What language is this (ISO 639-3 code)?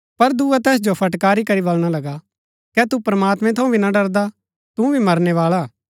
gbk